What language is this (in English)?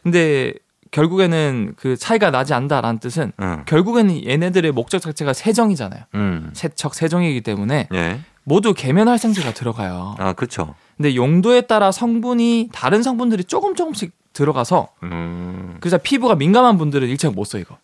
Korean